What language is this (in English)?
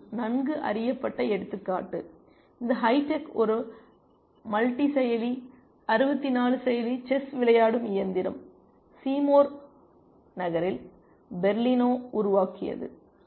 Tamil